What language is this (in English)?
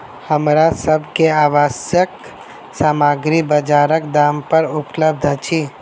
Maithili